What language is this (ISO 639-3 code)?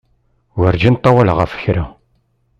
kab